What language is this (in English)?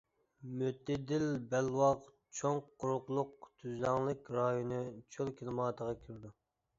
Uyghur